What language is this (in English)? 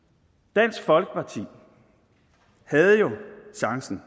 Danish